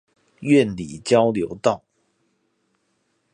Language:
Chinese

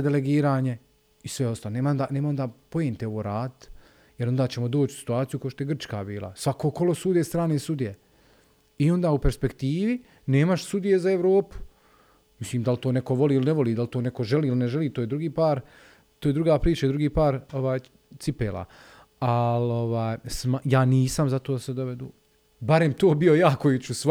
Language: Croatian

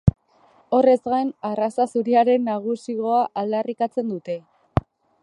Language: Basque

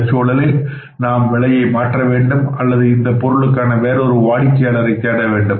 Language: Tamil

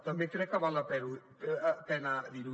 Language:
Catalan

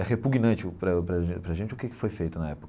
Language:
Portuguese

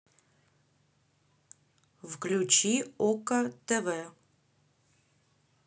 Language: Russian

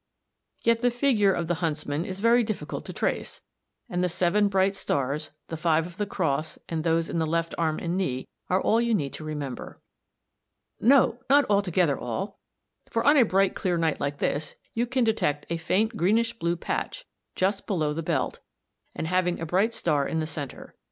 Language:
English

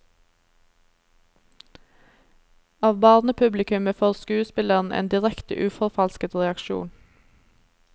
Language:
Norwegian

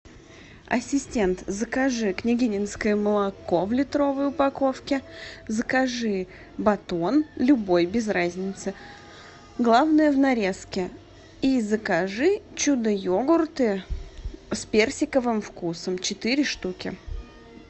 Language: Russian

